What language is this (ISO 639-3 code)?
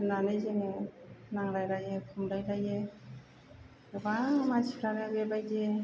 brx